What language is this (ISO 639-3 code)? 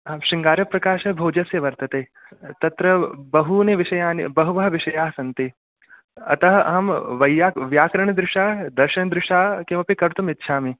san